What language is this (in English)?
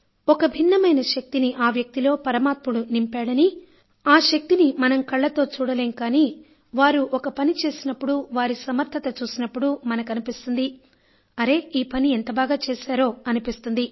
Telugu